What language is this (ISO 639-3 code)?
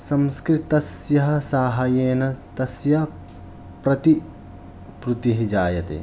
san